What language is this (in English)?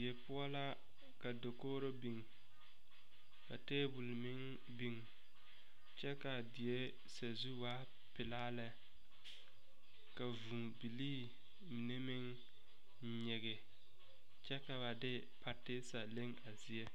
Southern Dagaare